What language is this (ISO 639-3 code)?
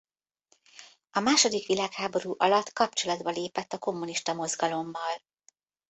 hun